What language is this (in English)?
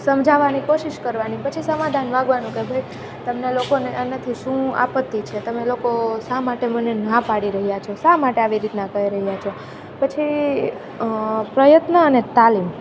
Gujarati